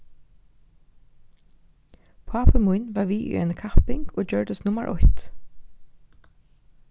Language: Faroese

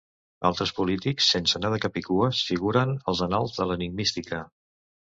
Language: Catalan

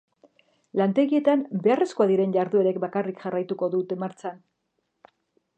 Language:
Basque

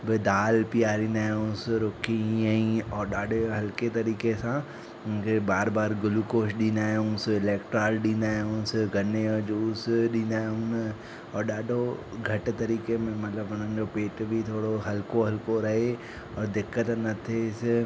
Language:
Sindhi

